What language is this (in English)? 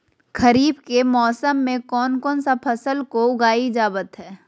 Magahi